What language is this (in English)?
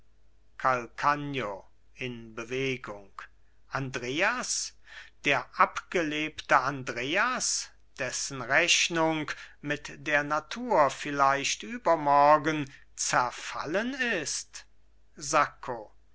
German